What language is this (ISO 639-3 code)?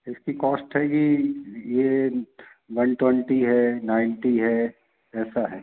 hin